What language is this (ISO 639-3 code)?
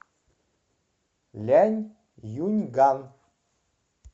rus